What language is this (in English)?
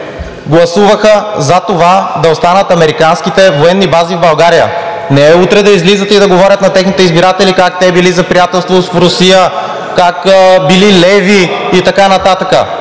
Bulgarian